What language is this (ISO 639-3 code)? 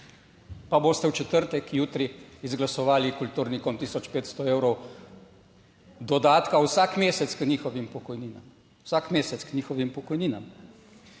slv